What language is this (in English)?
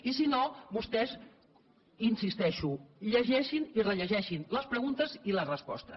Catalan